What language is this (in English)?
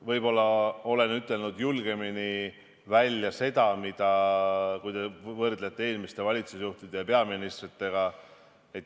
Estonian